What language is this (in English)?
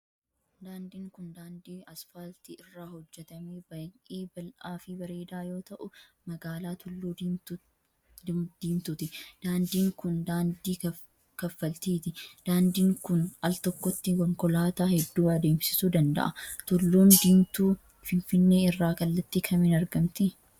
Oromo